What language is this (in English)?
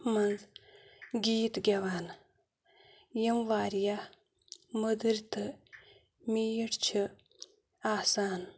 Kashmiri